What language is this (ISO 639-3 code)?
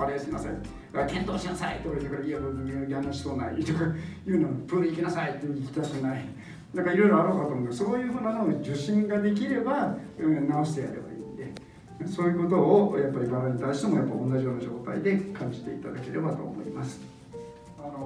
jpn